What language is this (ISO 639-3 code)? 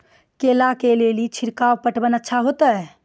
mai